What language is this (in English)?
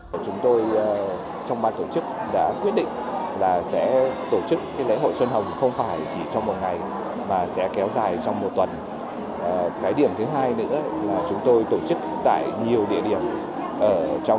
Vietnamese